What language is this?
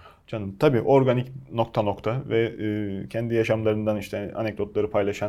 Turkish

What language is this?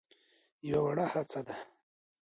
Pashto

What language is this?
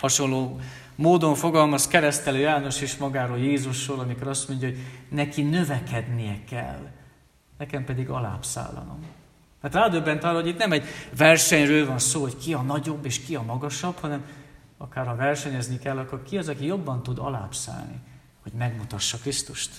Hungarian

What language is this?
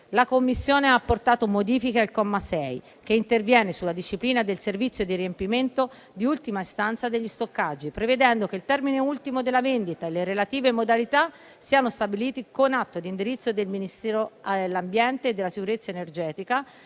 Italian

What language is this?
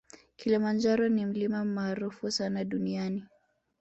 Swahili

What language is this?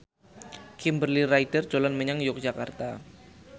Javanese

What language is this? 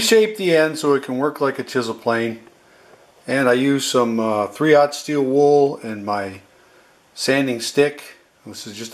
English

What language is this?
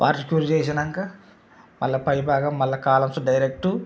Telugu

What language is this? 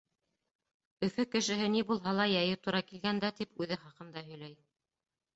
Bashkir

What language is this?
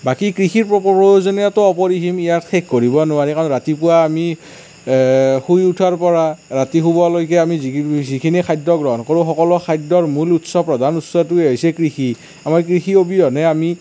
Assamese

